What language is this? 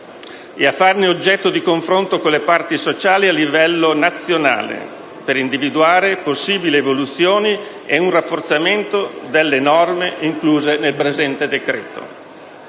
Italian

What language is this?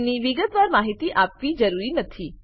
Gujarati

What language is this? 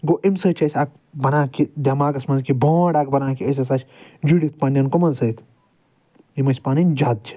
Kashmiri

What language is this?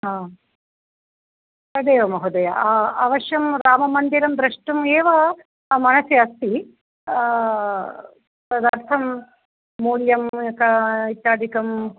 Sanskrit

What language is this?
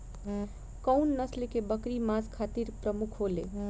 Bhojpuri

